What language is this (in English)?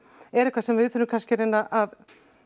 Icelandic